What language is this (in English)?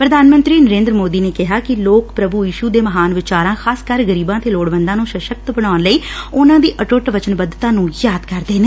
Punjabi